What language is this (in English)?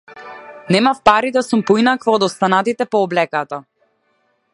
Macedonian